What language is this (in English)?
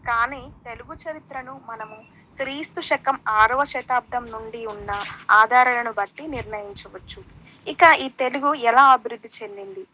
Telugu